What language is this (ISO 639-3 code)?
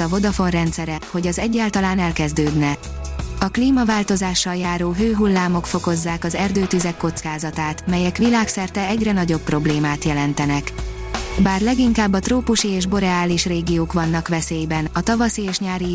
hun